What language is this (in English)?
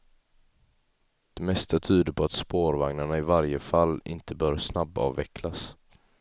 Swedish